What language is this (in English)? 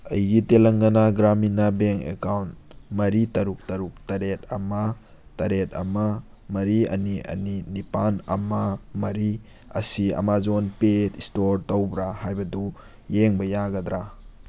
Manipuri